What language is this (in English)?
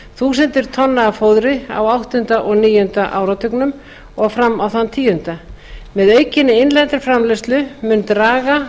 Icelandic